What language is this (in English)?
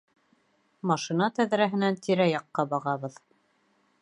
Bashkir